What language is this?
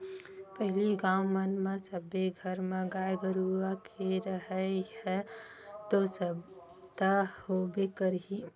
Chhattisgarhi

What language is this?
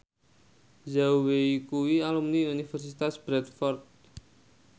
Javanese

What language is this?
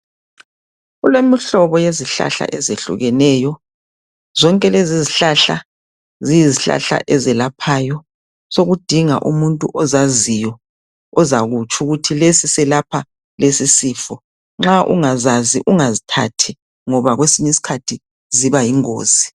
North Ndebele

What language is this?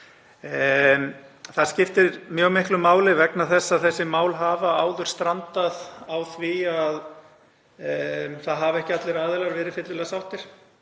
Icelandic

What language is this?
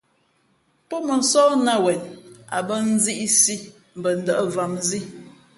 Fe'fe'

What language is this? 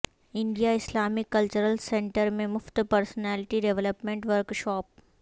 Urdu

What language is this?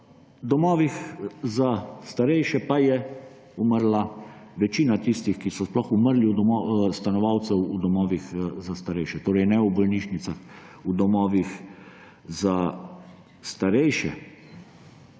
Slovenian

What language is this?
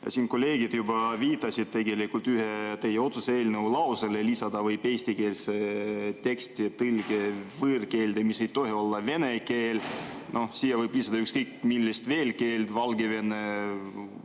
Estonian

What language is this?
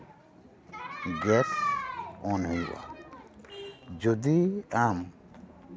Santali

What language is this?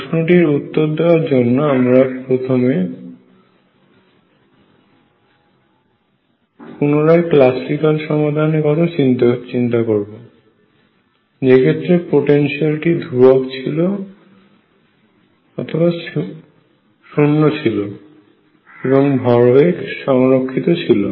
Bangla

